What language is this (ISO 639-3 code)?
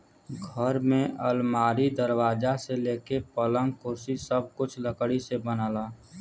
bho